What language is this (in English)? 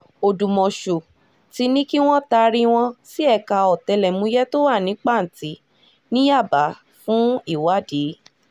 Yoruba